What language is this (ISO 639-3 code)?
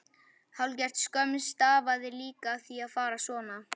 isl